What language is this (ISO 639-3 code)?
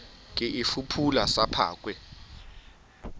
sot